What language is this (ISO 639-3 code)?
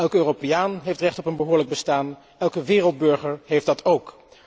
nld